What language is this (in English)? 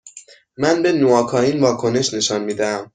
Persian